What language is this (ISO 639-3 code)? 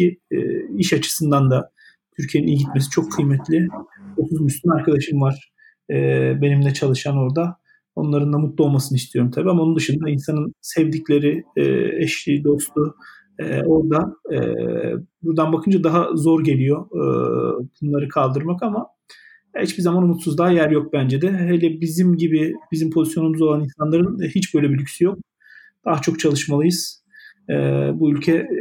tur